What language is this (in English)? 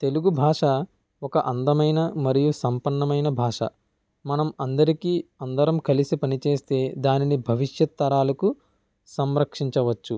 Telugu